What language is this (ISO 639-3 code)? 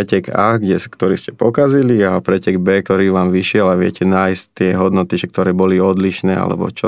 slk